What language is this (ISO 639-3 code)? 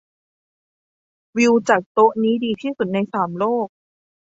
tha